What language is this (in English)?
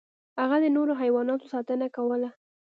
Pashto